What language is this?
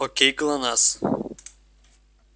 Russian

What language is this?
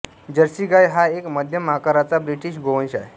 Marathi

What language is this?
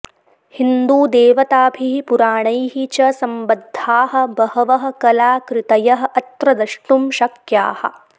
Sanskrit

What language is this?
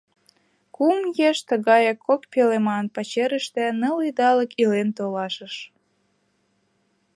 Mari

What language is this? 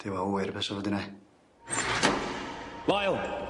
Welsh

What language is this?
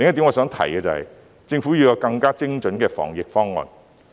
Cantonese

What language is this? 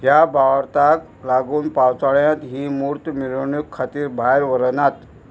Konkani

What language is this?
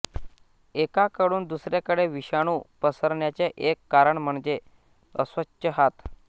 Marathi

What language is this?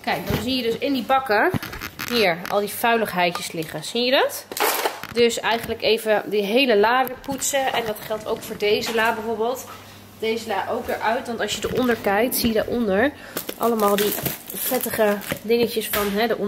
Dutch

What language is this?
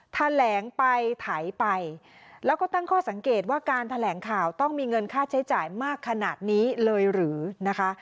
Thai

